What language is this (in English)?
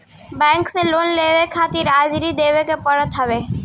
Bhojpuri